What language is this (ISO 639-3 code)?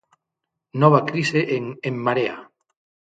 glg